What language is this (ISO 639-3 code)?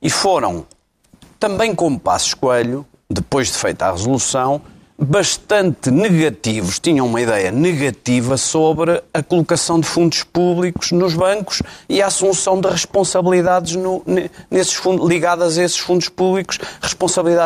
por